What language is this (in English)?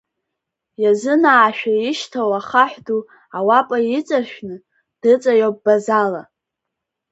Abkhazian